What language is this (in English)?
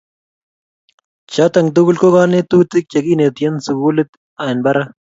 Kalenjin